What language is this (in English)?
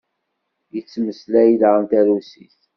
Kabyle